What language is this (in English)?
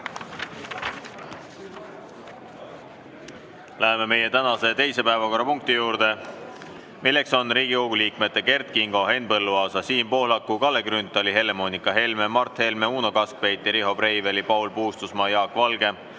Estonian